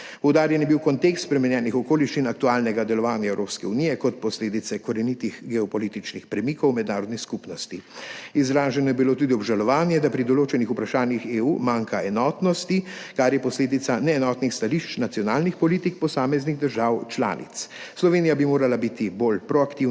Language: Slovenian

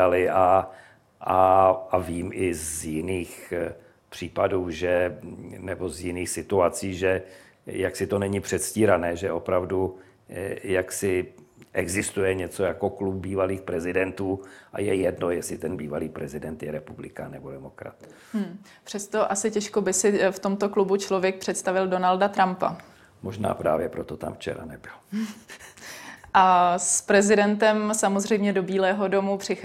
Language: Czech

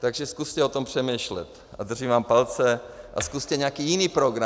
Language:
Czech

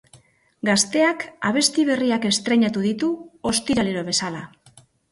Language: Basque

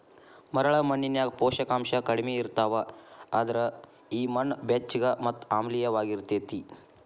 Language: Kannada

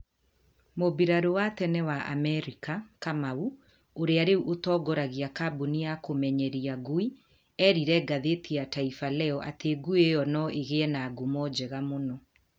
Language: Kikuyu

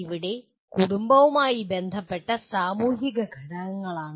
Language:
Malayalam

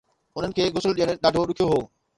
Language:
Sindhi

